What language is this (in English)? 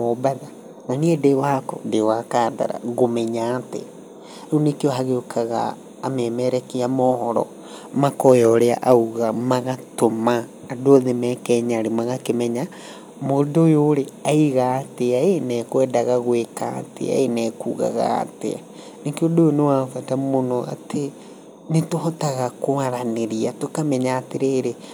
Kikuyu